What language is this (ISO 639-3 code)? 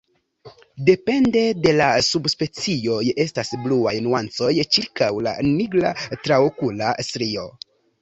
epo